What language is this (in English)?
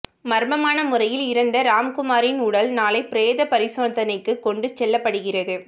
Tamil